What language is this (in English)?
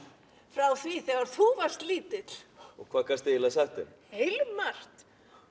Icelandic